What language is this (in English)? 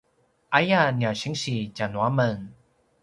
Paiwan